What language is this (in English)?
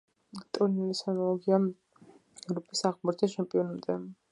Georgian